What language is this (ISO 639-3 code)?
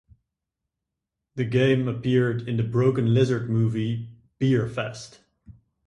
eng